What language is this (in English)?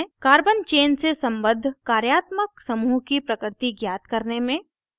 Hindi